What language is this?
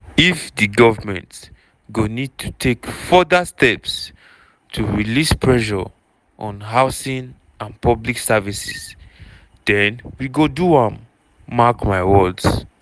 Nigerian Pidgin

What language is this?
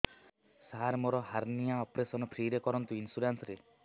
Odia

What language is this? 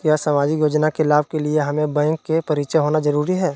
Magahi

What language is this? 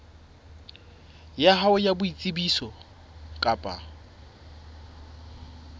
Southern Sotho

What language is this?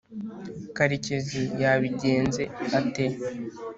Kinyarwanda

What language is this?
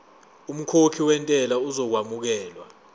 Zulu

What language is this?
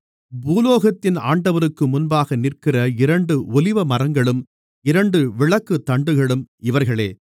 Tamil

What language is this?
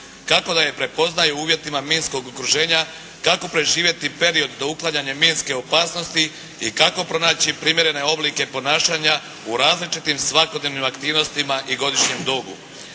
Croatian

